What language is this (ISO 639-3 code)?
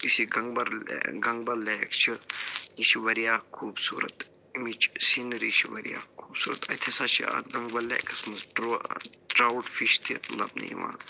kas